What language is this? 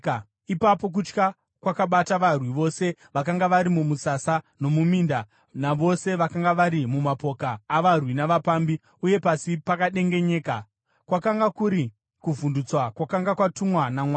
Shona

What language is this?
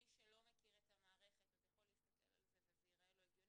Hebrew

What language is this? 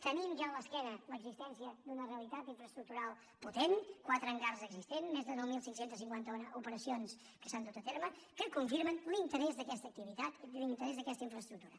Catalan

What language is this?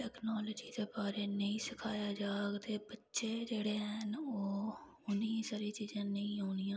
Dogri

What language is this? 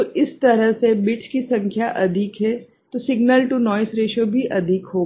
Hindi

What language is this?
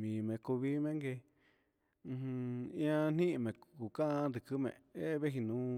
Huitepec Mixtec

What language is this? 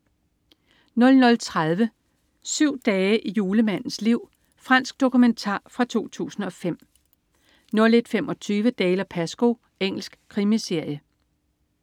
Danish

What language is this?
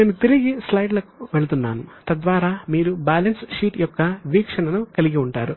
Telugu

